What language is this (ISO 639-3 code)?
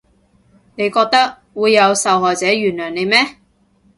yue